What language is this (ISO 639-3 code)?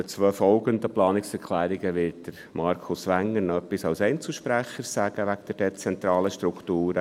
gsw